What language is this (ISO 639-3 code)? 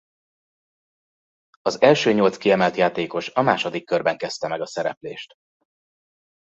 hun